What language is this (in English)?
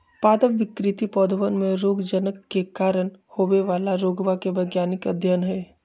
Magahi